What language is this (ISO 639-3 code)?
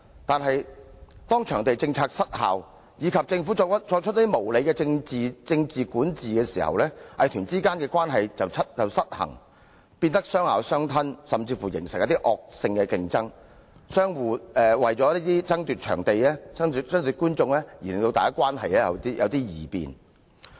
yue